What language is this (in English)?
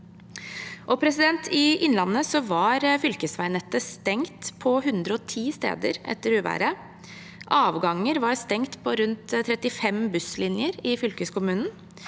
Norwegian